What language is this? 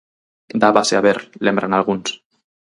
Galician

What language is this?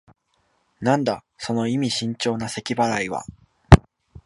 Japanese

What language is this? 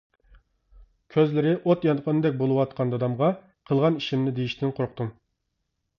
Uyghur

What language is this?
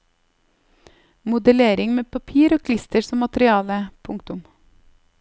Norwegian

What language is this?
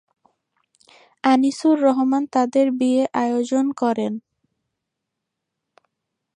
Bangla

